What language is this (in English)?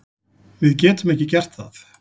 Icelandic